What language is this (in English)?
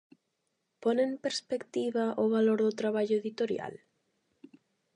Galician